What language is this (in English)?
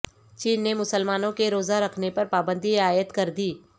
Urdu